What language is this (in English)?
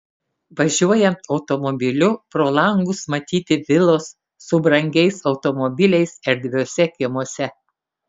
Lithuanian